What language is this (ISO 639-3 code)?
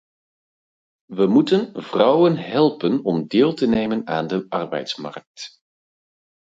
nld